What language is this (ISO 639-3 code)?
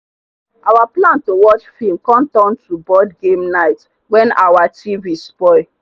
pcm